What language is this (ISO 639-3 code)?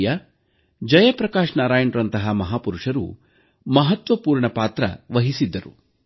kan